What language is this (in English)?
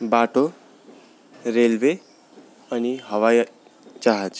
Nepali